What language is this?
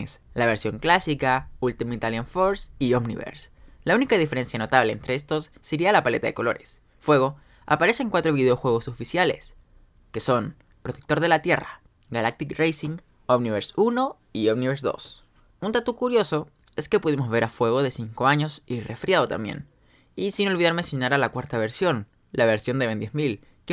Spanish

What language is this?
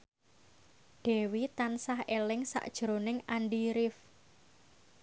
Javanese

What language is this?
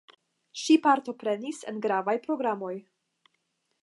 Esperanto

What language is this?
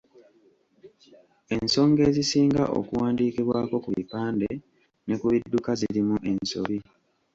Ganda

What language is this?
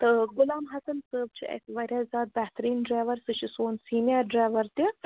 Kashmiri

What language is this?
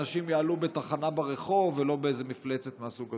Hebrew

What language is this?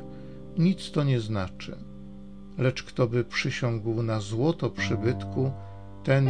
Polish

